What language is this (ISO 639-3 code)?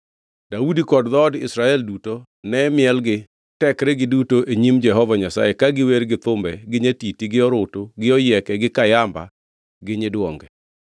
luo